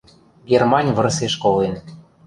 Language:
Western Mari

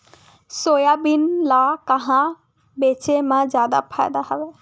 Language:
Chhattisgarhi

